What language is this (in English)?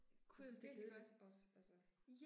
Danish